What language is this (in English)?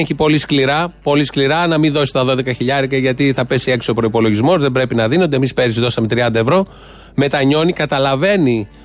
Greek